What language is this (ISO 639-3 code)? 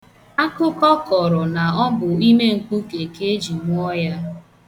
ibo